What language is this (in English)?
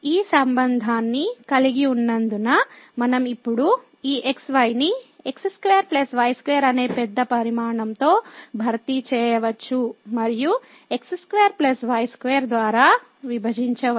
Telugu